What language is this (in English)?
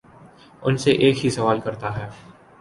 Urdu